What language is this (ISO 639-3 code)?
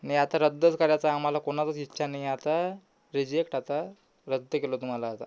mar